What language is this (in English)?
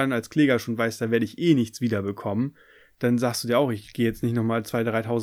German